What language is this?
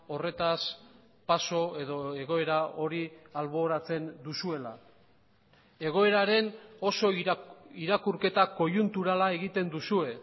Basque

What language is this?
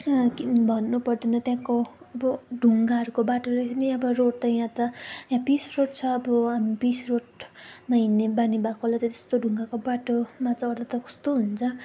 Nepali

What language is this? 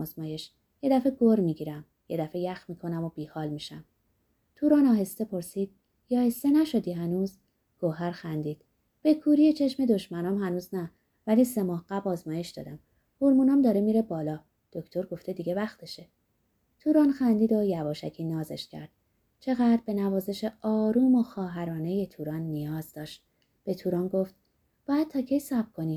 Persian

